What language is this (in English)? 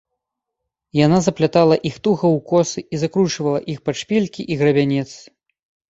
Belarusian